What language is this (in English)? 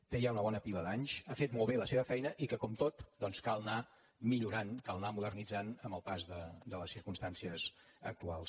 Catalan